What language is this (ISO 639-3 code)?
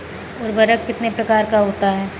hin